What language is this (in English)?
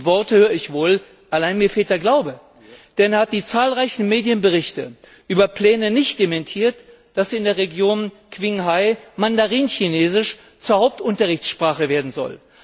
German